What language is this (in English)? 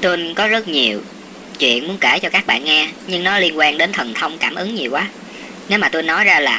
Vietnamese